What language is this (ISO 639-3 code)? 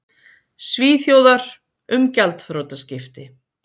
isl